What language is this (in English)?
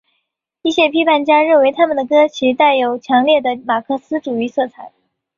Chinese